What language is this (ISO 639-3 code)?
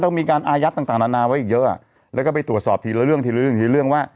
tha